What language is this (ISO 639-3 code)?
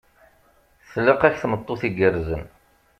kab